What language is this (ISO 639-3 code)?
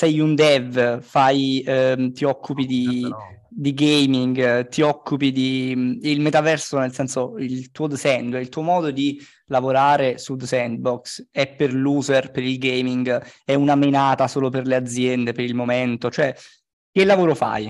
ita